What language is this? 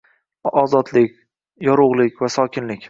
Uzbek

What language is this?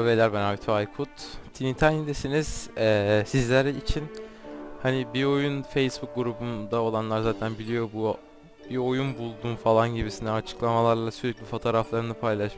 Turkish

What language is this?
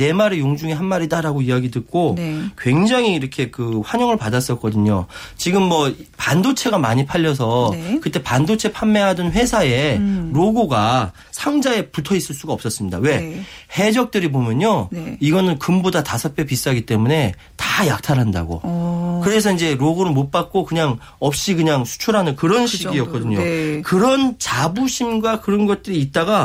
Korean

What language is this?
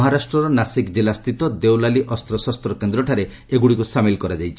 Odia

